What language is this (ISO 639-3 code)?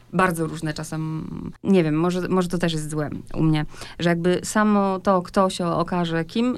pol